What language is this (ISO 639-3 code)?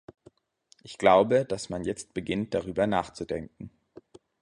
deu